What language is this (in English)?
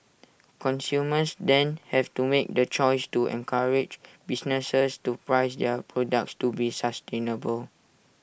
English